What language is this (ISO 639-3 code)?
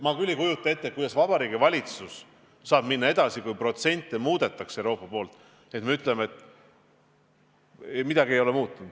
est